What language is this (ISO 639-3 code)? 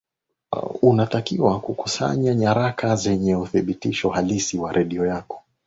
swa